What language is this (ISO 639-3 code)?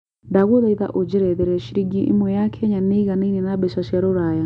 kik